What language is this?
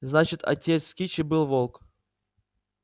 Russian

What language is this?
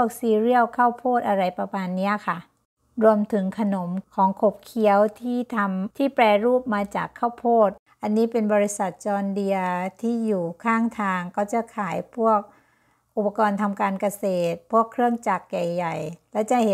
Thai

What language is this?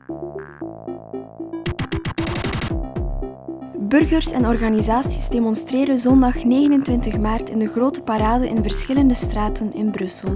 Dutch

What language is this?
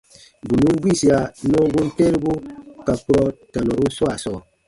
Baatonum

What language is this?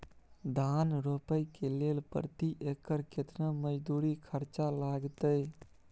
Maithili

